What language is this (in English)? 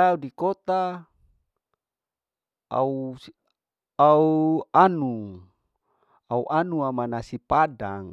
Larike-Wakasihu